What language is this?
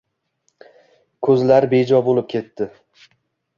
Uzbek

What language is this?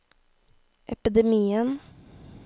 Norwegian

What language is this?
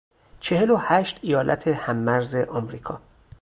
Persian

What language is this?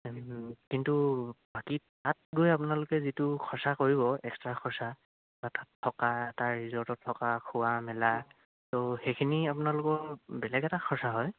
Assamese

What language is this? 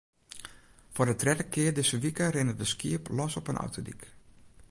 Western Frisian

